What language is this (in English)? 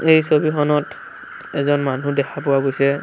Assamese